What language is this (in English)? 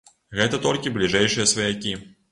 Belarusian